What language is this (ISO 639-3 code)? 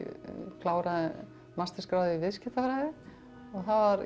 isl